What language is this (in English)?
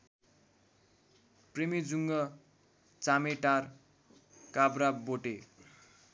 Nepali